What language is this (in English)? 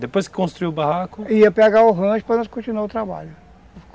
Portuguese